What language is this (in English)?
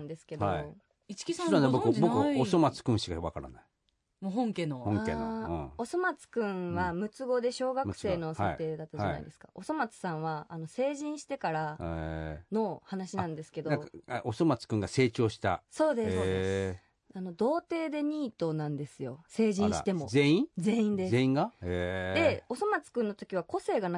Japanese